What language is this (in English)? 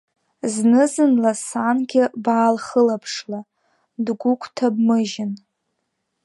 Abkhazian